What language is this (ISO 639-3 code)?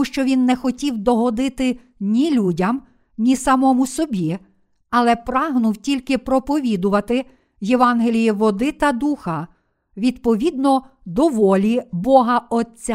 ukr